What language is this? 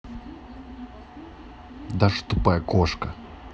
Russian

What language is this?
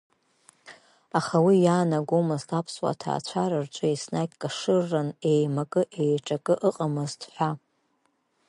Abkhazian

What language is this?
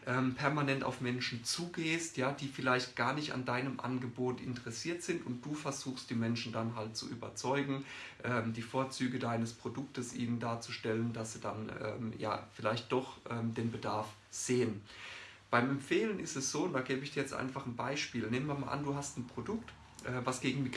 German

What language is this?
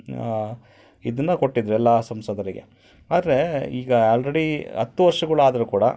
Kannada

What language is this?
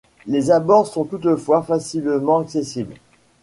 French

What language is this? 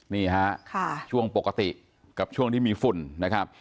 Thai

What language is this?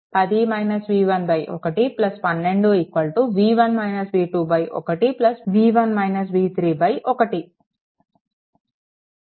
Telugu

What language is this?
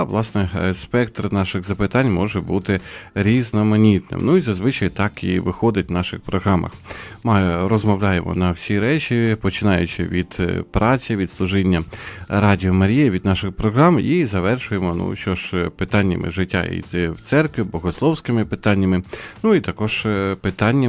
Ukrainian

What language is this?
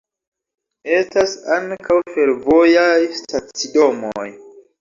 Esperanto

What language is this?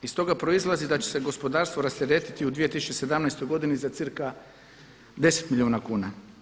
Croatian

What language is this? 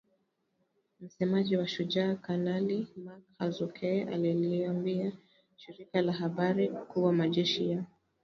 Swahili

